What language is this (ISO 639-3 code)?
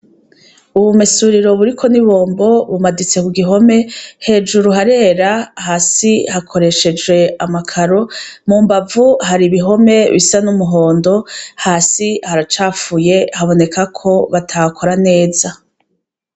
run